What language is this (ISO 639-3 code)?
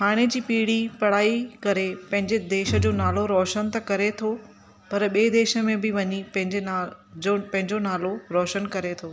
snd